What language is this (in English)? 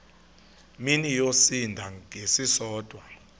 Xhosa